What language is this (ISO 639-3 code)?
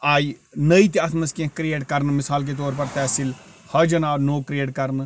kas